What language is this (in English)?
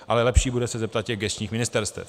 Czech